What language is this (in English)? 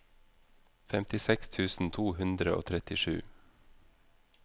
Norwegian